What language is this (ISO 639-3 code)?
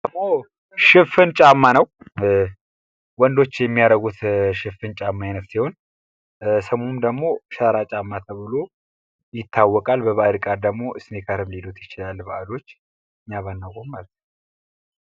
amh